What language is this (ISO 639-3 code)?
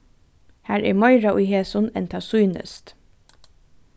fao